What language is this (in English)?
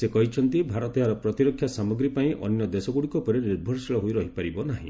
Odia